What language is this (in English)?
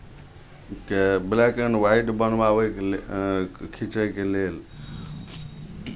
Maithili